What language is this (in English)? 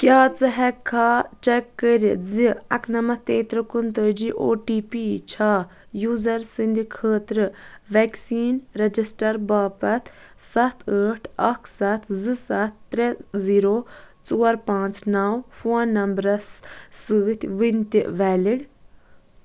Kashmiri